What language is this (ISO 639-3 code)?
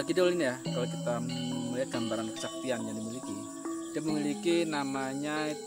ind